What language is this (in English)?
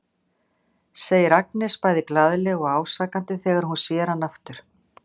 Icelandic